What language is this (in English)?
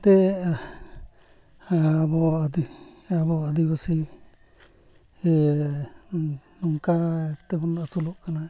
Santali